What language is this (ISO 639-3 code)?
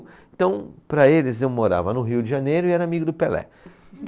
por